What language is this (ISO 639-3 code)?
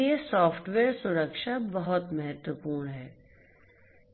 hin